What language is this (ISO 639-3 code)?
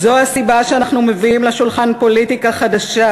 heb